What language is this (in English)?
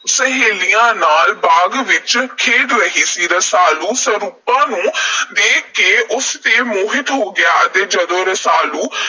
Punjabi